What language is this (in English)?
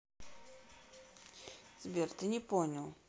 Russian